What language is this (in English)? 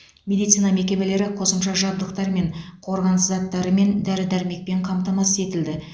Kazakh